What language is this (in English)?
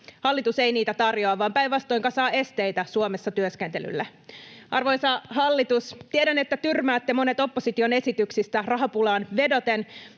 Finnish